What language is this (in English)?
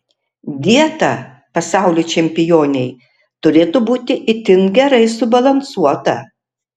Lithuanian